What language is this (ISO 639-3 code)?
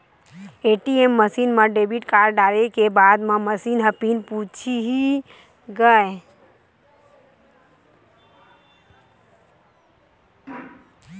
hne